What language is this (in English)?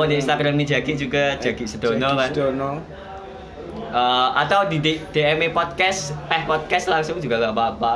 Indonesian